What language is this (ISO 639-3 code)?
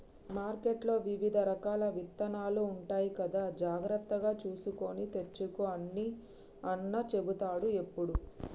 tel